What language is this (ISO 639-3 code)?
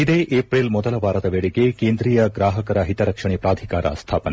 kan